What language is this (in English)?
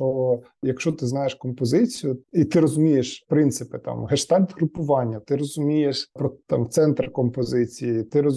Ukrainian